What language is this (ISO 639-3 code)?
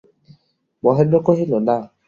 ben